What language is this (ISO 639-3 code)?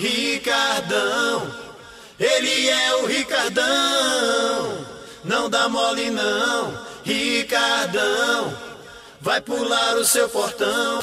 por